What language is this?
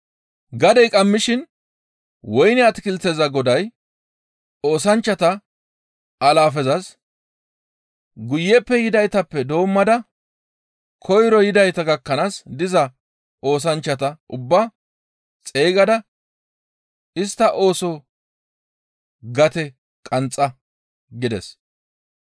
Gamo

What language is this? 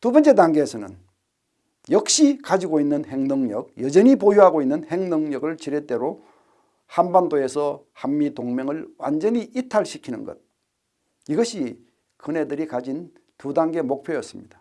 Korean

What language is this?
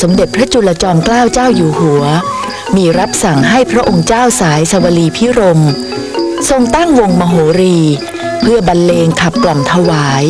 Thai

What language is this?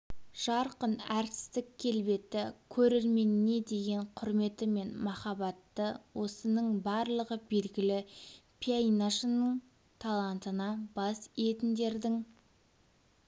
Kazakh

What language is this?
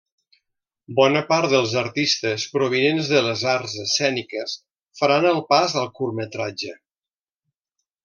Catalan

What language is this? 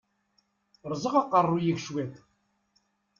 Kabyle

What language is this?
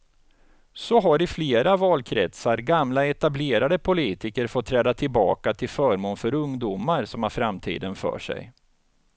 Swedish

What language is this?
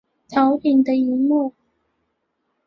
Chinese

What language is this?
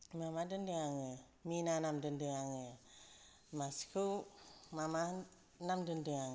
Bodo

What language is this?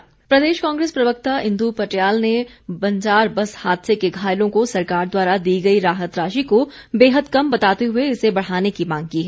Hindi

